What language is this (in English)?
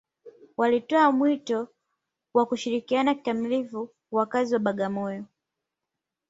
Swahili